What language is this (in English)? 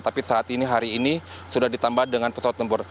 Indonesian